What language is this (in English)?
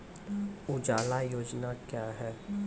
Maithili